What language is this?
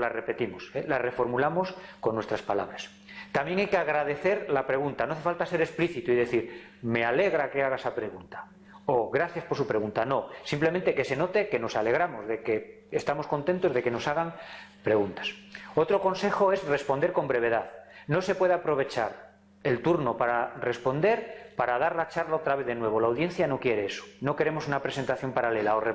Spanish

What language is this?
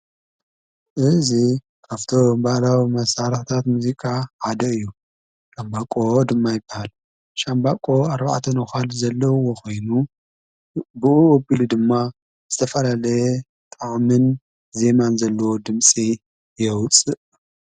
Tigrinya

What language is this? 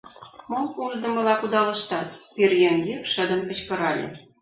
Mari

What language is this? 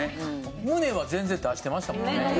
Japanese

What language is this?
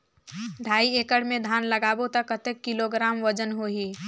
Chhattisgarhi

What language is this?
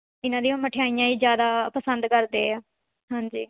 Punjabi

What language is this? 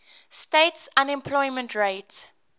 English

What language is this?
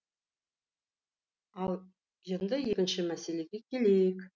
Kazakh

